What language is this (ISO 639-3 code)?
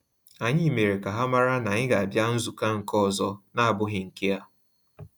ibo